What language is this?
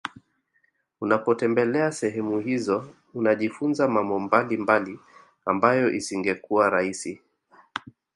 Swahili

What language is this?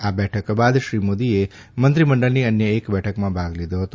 Gujarati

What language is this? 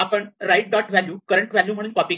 Marathi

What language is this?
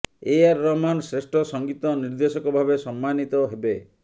Odia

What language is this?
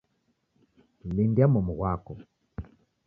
Taita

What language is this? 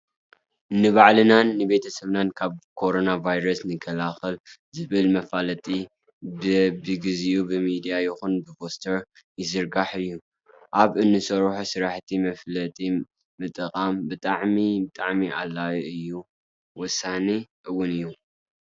Tigrinya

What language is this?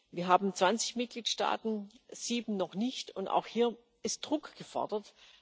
German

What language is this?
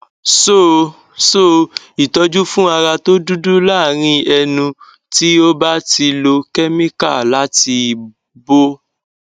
Yoruba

